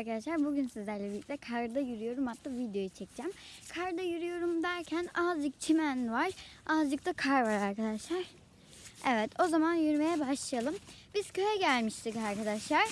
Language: Turkish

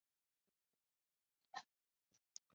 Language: Chinese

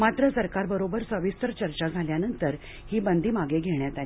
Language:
Marathi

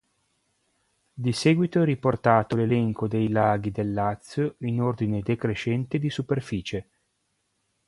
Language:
Italian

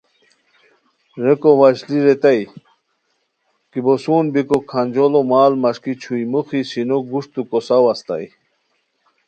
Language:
Khowar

